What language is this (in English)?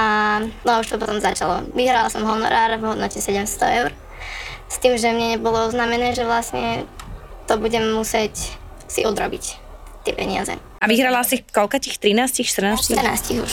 Slovak